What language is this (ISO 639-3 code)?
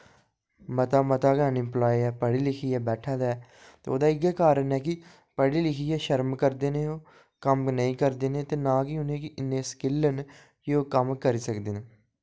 doi